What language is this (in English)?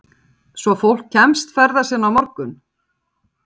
Icelandic